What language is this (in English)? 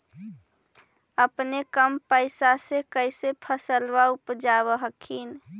Magahi